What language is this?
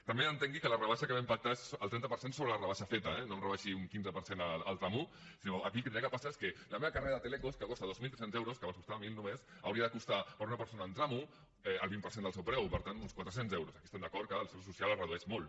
Catalan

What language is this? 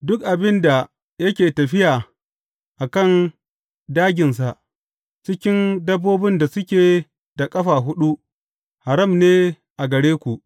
Hausa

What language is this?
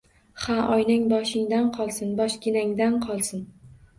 Uzbek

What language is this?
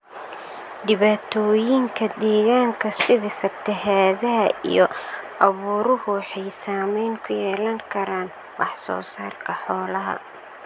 Somali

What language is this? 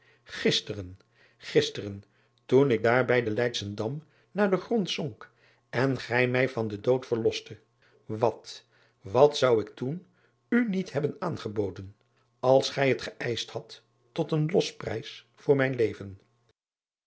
Dutch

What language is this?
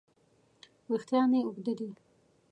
Pashto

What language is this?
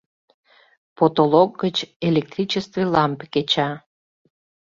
Mari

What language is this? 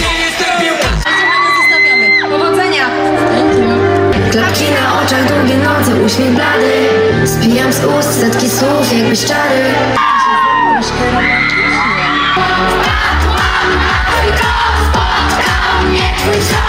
Polish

